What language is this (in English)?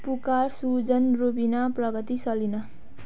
Nepali